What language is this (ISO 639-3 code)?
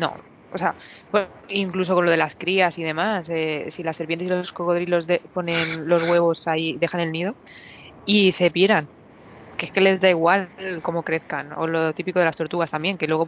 spa